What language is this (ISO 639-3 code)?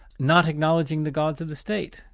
eng